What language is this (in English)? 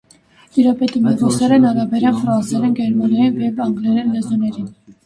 Armenian